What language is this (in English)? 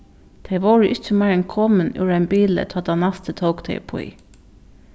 Faroese